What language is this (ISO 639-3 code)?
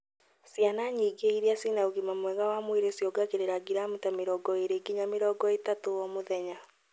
kik